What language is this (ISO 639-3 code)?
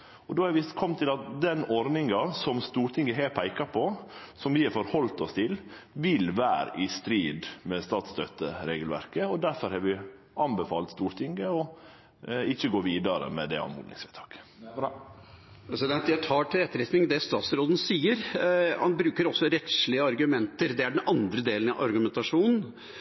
nor